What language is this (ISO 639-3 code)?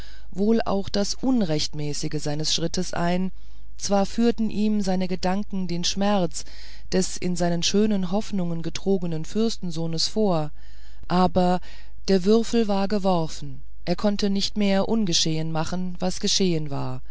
deu